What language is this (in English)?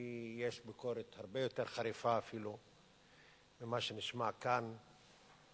Hebrew